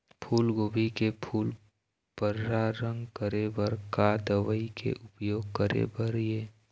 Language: Chhattisgarhi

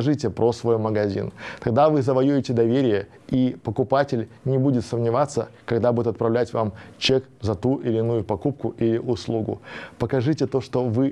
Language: Russian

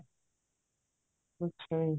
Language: Punjabi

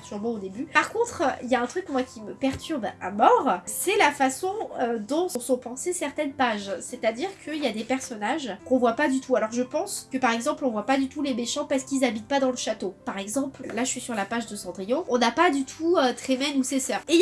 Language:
French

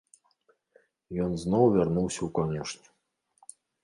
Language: Belarusian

